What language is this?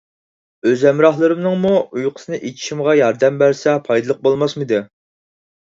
Uyghur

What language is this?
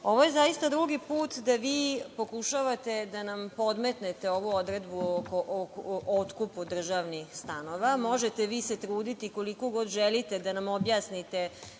Serbian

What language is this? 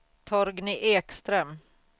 Swedish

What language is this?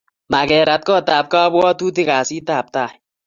Kalenjin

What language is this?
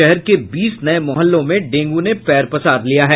Hindi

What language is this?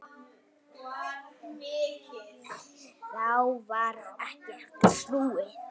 Icelandic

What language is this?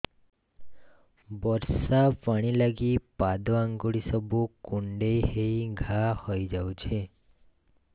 Odia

